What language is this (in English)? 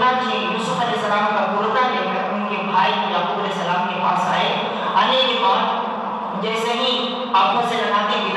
Urdu